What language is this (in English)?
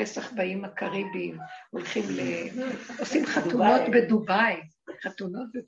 Hebrew